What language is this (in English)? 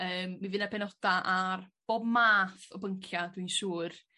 Welsh